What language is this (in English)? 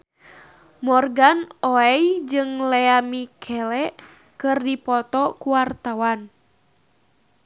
Sundanese